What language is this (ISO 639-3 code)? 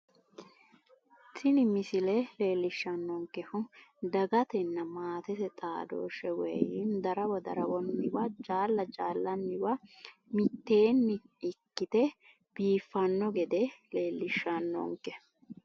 sid